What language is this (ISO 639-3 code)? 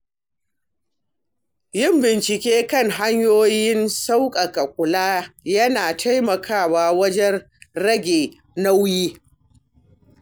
hau